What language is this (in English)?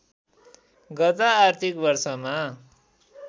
Nepali